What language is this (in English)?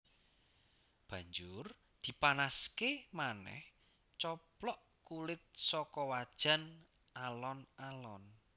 Javanese